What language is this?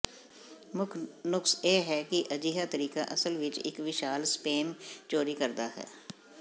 Punjabi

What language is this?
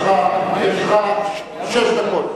Hebrew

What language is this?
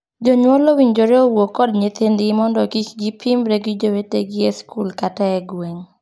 Luo (Kenya and Tanzania)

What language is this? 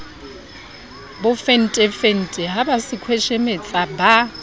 Southern Sotho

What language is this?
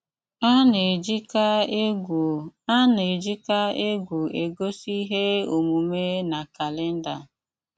Igbo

